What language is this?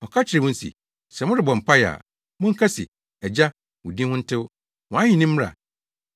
Akan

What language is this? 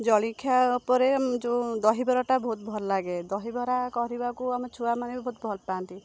Odia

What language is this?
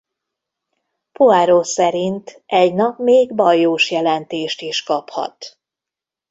Hungarian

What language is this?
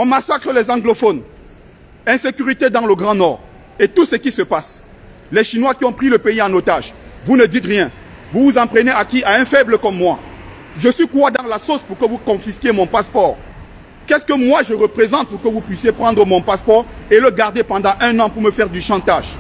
French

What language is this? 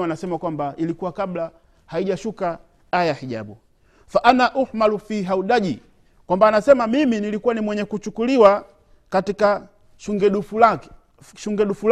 Swahili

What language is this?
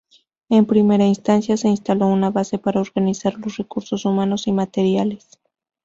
Spanish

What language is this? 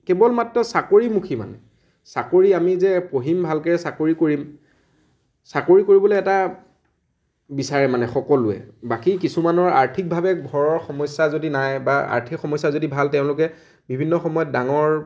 Assamese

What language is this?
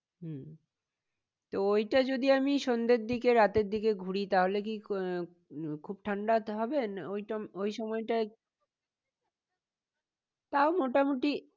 Bangla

